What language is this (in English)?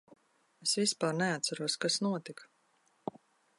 Latvian